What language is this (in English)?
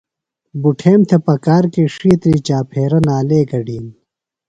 Phalura